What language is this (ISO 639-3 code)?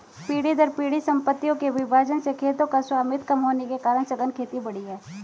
hin